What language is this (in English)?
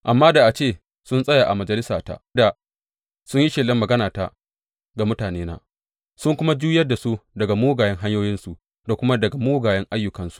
Hausa